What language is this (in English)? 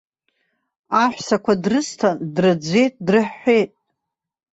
Abkhazian